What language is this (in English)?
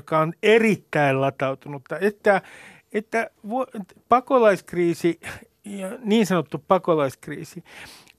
Finnish